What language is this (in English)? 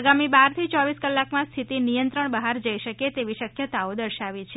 Gujarati